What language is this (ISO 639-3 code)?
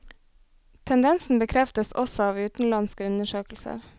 nor